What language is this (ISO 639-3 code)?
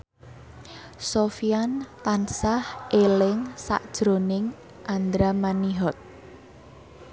jav